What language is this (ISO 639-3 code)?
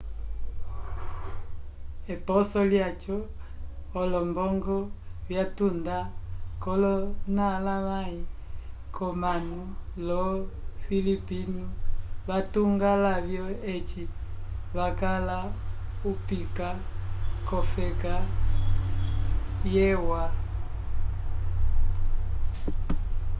umb